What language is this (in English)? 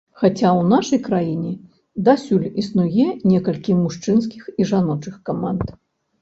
Belarusian